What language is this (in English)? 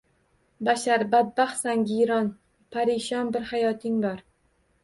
Uzbek